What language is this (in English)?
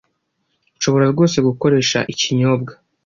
Kinyarwanda